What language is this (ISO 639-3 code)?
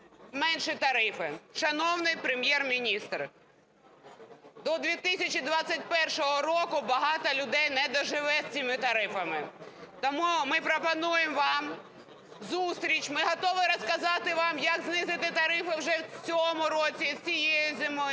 ukr